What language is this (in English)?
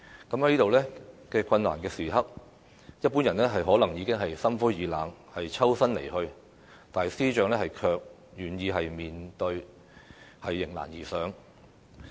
Cantonese